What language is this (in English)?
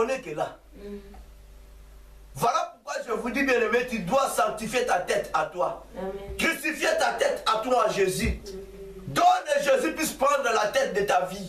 French